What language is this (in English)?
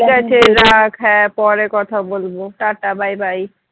Bangla